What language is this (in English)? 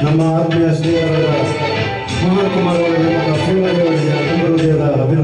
Arabic